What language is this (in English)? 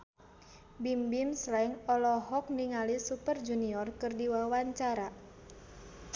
Sundanese